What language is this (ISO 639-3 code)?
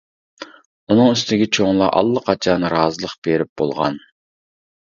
uig